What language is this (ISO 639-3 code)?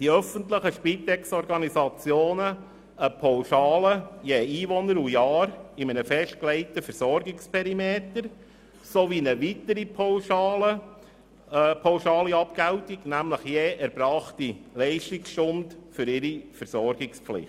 gsw